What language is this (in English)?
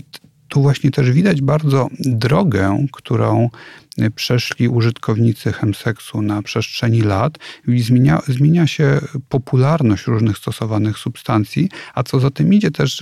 Polish